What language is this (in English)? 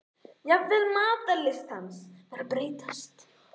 Icelandic